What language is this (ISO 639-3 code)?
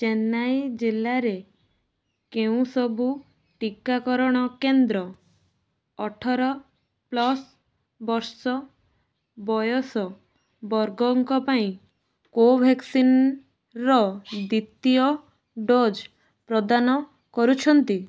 ori